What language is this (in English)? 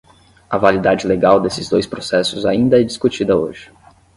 Portuguese